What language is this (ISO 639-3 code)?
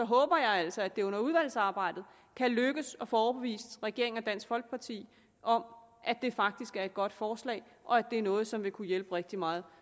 dan